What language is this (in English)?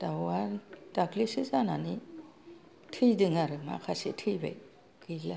Bodo